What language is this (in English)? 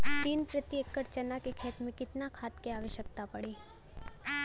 Bhojpuri